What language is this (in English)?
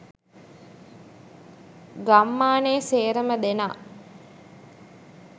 Sinhala